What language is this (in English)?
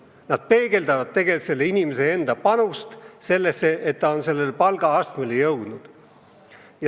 Estonian